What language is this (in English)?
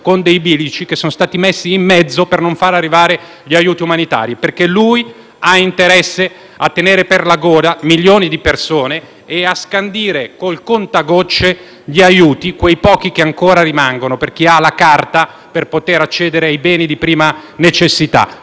Italian